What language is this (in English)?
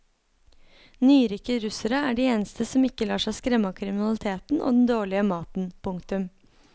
Norwegian